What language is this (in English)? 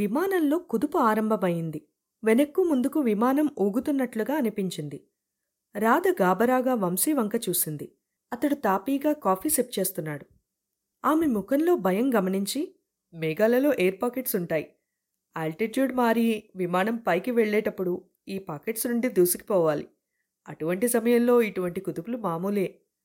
Telugu